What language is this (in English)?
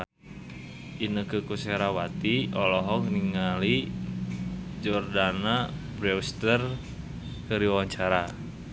Sundanese